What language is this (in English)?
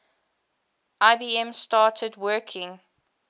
English